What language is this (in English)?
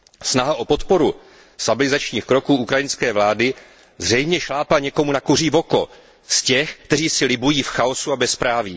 Czech